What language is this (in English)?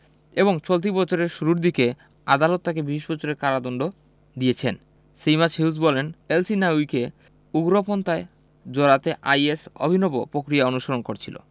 Bangla